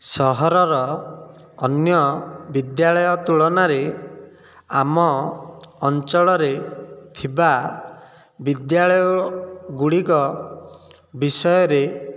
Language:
Odia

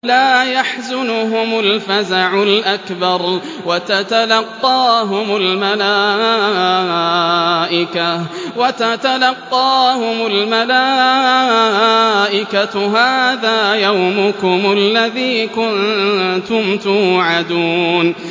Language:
Arabic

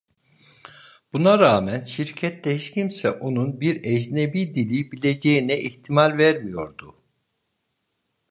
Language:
Turkish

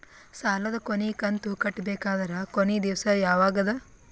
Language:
Kannada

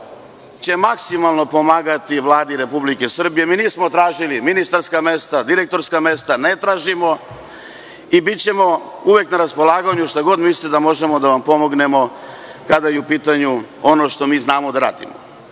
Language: Serbian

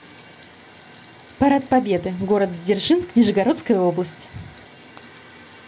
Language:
Russian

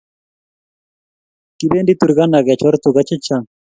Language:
Kalenjin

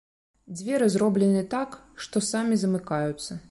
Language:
Belarusian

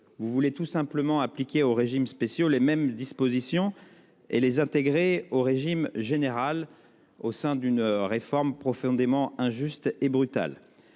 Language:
French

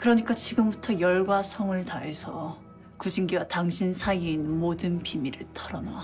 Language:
Korean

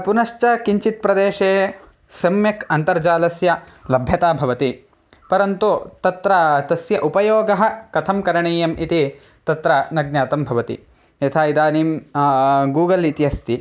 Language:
Sanskrit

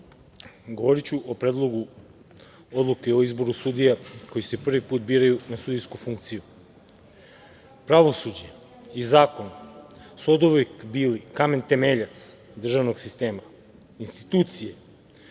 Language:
Serbian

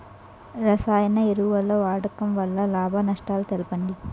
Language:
Telugu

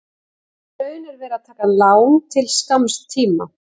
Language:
Icelandic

